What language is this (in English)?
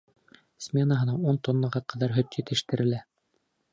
Bashkir